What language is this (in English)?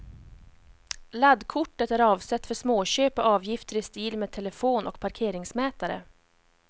Swedish